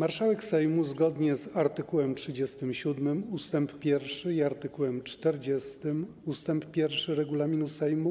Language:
Polish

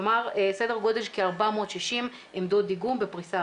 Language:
Hebrew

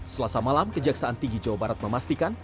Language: Indonesian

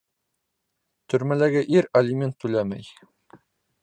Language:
Bashkir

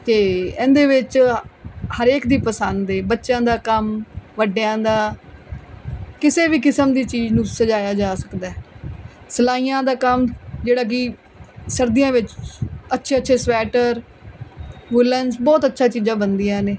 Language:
Punjabi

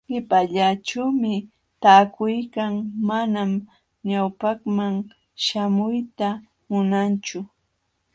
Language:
Jauja Wanca Quechua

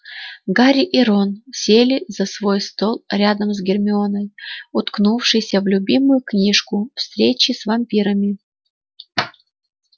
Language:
Russian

